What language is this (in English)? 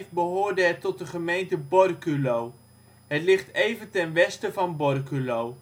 Dutch